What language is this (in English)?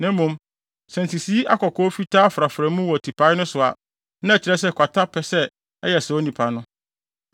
Akan